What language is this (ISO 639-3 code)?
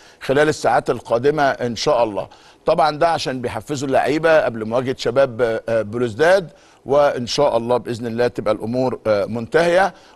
ara